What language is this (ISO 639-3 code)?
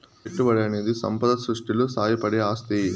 tel